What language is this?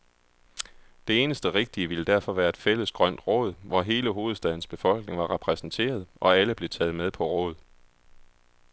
Danish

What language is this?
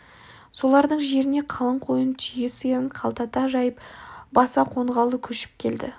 Kazakh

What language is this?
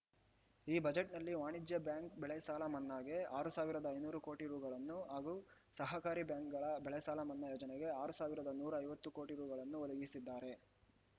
Kannada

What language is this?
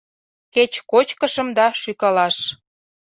Mari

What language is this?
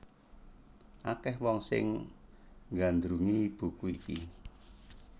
Javanese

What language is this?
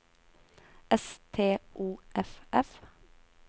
Norwegian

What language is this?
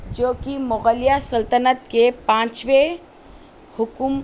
Urdu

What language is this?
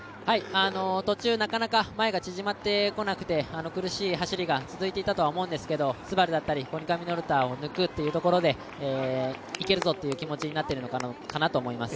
Japanese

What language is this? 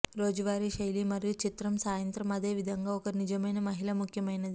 Telugu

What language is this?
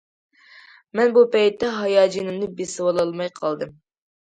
Uyghur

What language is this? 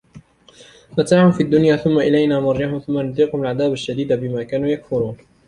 Arabic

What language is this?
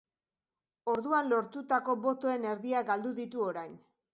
Basque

